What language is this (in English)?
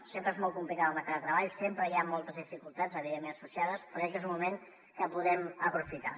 Catalan